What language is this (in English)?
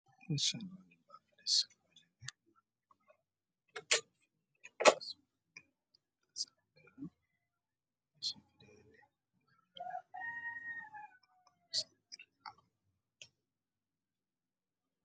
Somali